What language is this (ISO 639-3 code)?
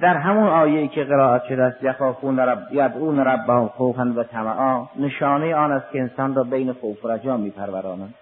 fas